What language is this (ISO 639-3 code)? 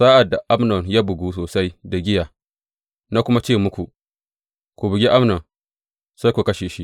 hau